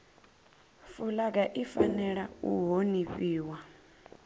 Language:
Venda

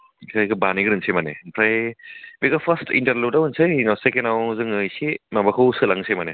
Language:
Bodo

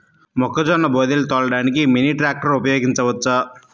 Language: Telugu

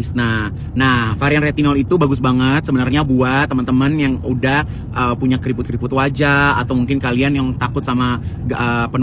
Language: Indonesian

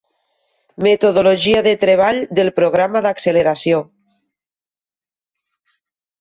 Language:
Catalan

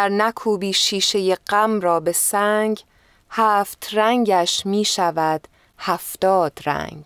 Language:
Persian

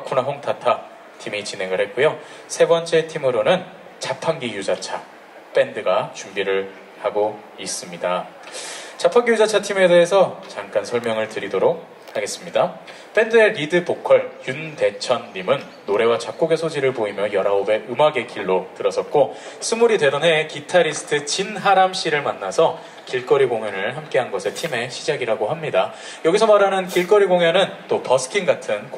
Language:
Korean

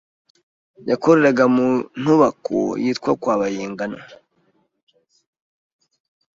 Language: Kinyarwanda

